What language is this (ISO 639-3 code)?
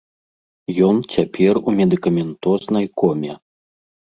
bel